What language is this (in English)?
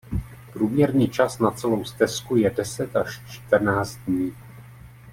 Czech